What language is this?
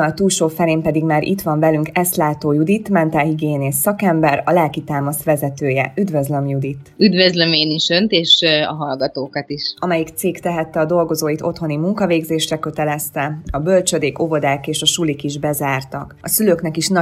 Hungarian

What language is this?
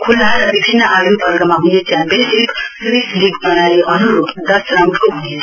Nepali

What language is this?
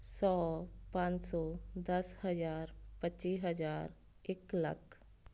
Punjabi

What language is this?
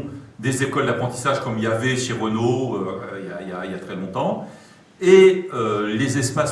French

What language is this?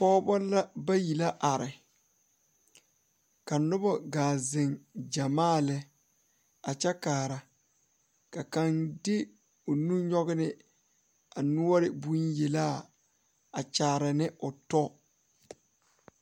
Southern Dagaare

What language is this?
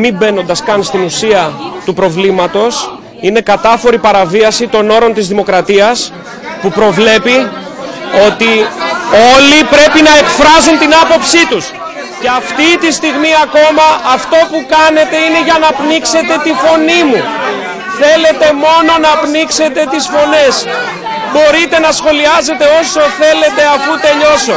Greek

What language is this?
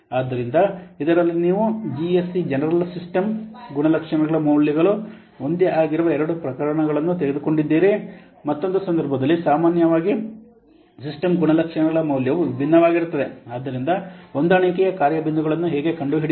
Kannada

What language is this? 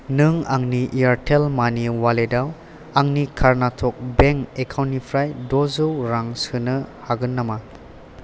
Bodo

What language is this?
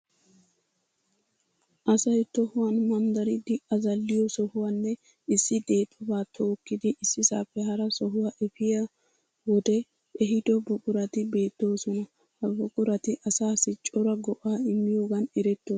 Wolaytta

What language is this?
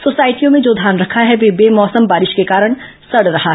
Hindi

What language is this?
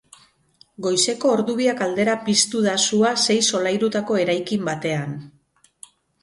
Basque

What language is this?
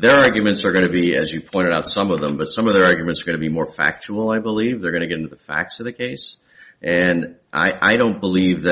English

